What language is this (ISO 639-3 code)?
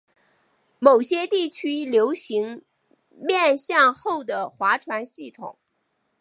zho